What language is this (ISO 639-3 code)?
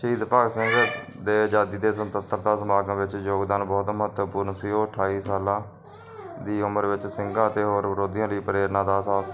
pan